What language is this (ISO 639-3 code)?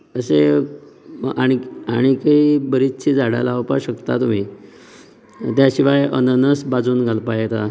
kok